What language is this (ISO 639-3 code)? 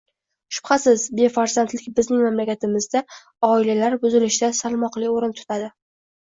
uzb